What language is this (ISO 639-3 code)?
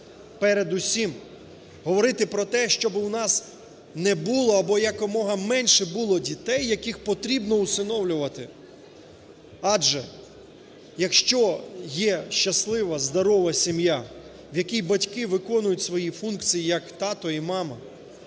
ukr